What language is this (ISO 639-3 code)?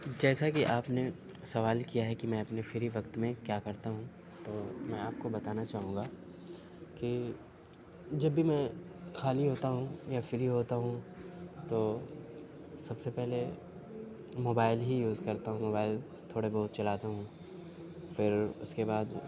urd